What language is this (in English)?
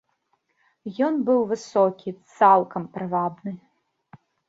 Belarusian